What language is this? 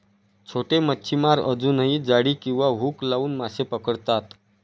Marathi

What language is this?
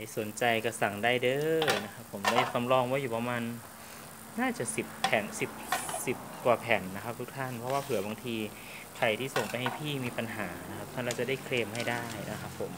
Thai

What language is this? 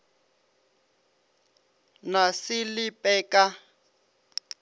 Northern Sotho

